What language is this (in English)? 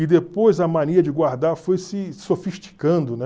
Portuguese